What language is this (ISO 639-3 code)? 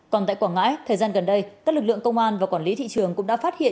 vie